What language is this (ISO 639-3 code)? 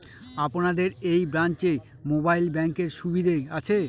ben